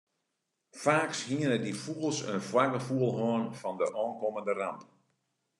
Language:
Western Frisian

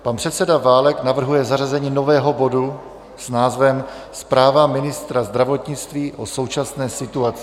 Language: Czech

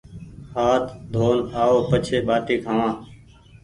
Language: Goaria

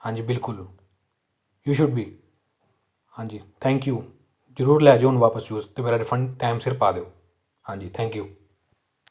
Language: Punjabi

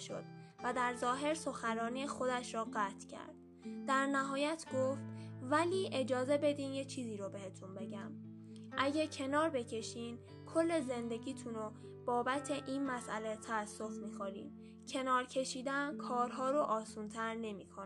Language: Persian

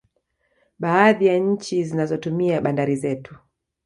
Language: Swahili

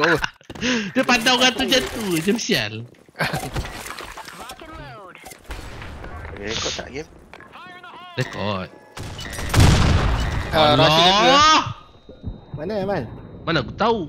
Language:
Malay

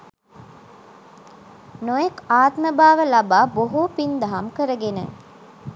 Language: Sinhala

